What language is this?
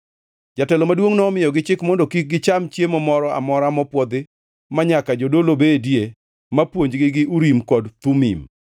Luo (Kenya and Tanzania)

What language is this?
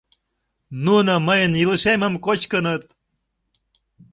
Mari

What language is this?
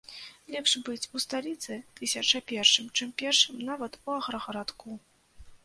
Belarusian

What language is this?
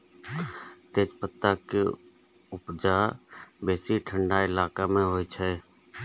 Maithili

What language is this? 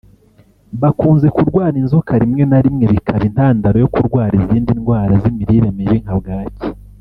Kinyarwanda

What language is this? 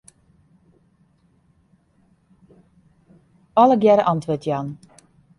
Western Frisian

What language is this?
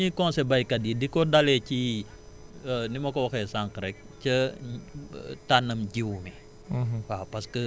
Wolof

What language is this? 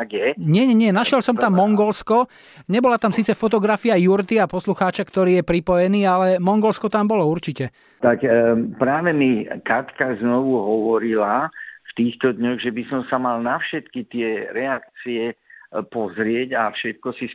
Slovak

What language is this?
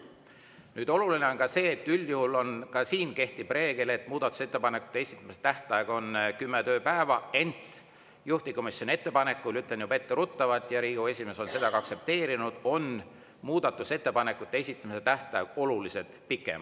Estonian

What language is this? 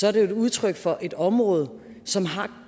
Danish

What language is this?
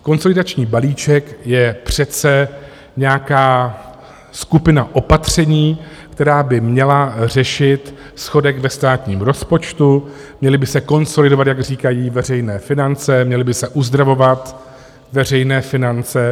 Czech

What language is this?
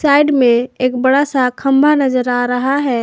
Hindi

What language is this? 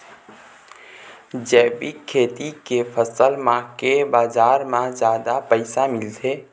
Chhattisgarhi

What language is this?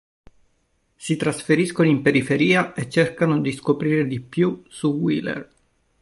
Italian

